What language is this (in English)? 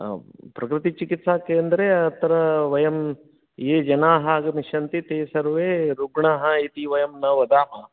Sanskrit